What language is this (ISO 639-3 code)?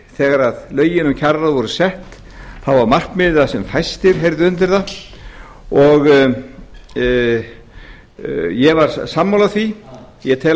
isl